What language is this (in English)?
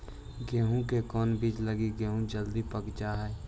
Magahi